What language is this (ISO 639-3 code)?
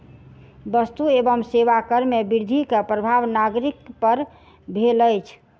mai